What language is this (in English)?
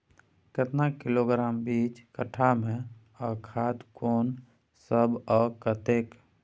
Maithili